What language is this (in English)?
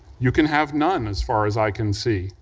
English